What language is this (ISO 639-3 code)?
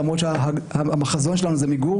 heb